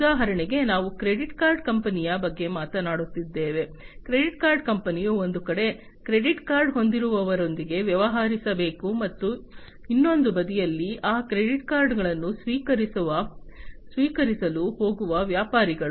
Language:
Kannada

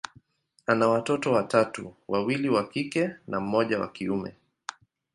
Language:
Swahili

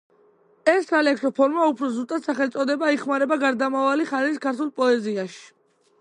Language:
Georgian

